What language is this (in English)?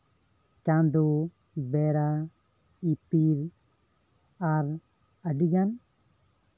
Santali